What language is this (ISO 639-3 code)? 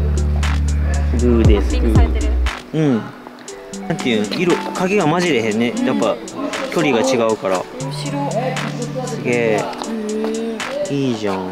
jpn